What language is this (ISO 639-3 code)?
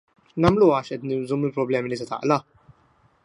mlt